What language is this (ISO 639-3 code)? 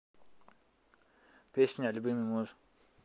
rus